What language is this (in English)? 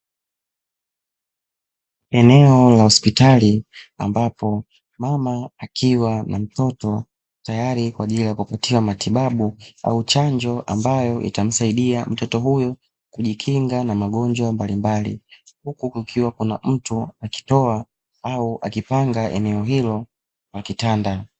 Swahili